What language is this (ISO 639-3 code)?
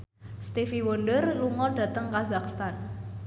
jav